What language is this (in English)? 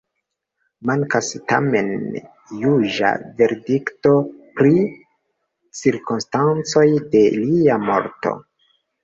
Esperanto